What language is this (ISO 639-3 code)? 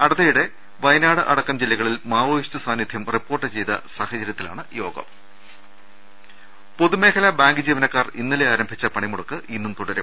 mal